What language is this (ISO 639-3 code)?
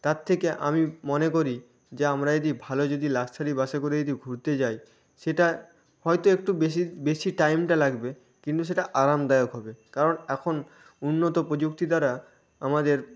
ben